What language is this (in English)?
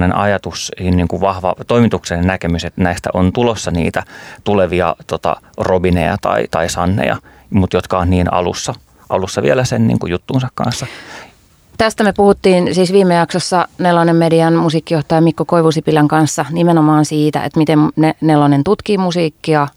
Finnish